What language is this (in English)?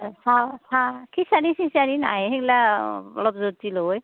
Assamese